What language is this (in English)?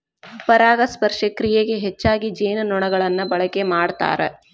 Kannada